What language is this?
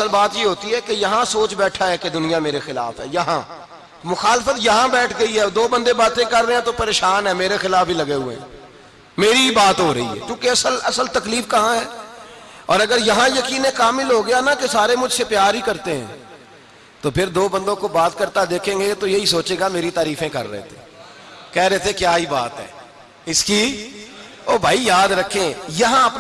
Urdu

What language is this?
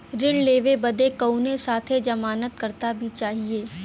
Bhojpuri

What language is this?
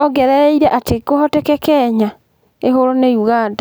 Kikuyu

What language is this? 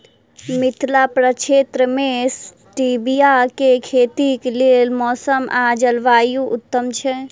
Maithili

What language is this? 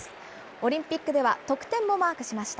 Japanese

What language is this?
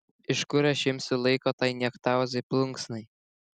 Lithuanian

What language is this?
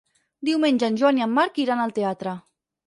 Catalan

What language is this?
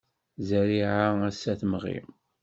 Kabyle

